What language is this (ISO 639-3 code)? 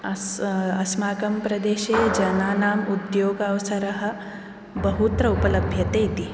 san